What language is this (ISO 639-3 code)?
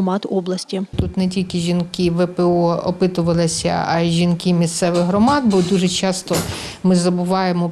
ukr